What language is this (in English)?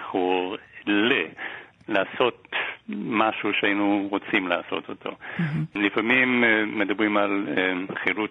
Hebrew